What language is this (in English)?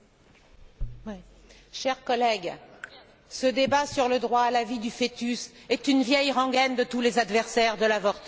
French